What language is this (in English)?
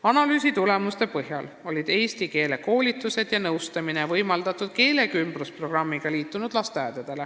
Estonian